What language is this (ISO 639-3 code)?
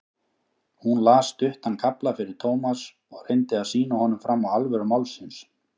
isl